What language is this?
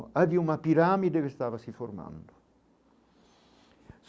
Portuguese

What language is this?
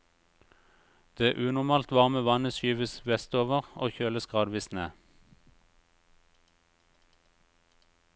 Norwegian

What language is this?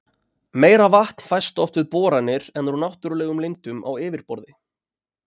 Icelandic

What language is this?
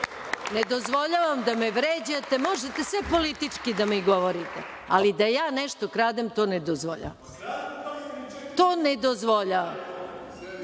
Serbian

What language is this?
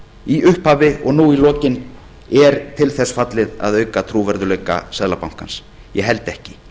Icelandic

